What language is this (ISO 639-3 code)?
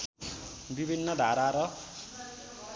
nep